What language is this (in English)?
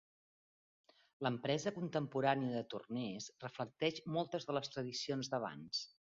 Catalan